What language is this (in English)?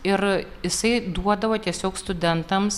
Lithuanian